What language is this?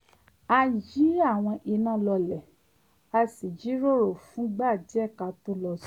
Yoruba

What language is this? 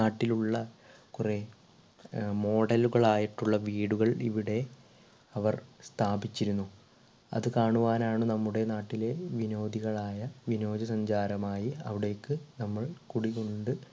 Malayalam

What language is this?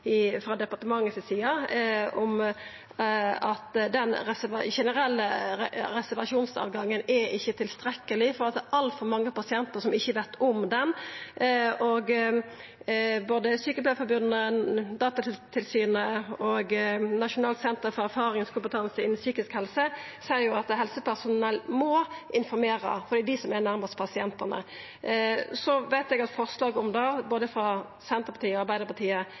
Norwegian Nynorsk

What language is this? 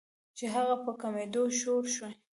Pashto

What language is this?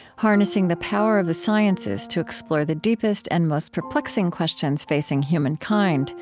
English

